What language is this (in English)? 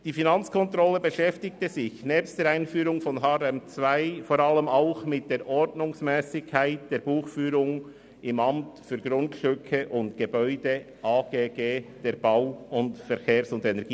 Swiss German